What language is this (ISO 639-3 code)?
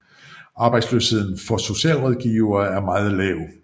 dan